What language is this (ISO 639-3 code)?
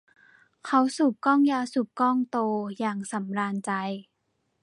tha